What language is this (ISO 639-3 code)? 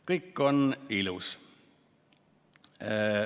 est